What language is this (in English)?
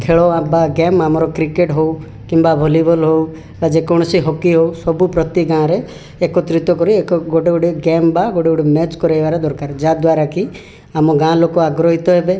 Odia